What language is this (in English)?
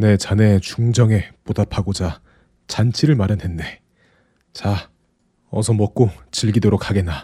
Korean